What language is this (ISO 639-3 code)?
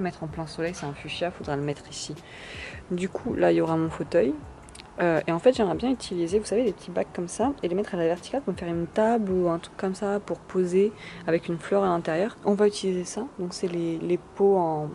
fra